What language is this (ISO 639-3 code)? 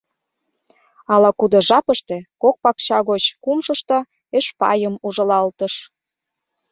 chm